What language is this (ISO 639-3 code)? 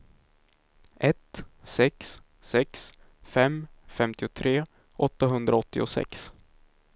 swe